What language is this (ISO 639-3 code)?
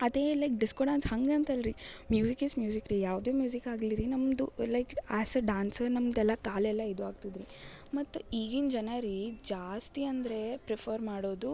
kan